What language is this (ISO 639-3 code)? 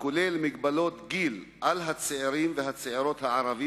heb